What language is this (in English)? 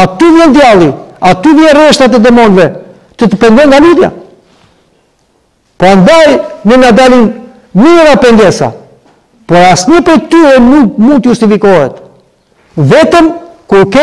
Romanian